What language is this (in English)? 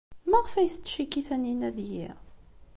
Kabyle